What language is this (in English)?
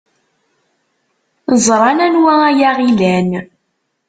Kabyle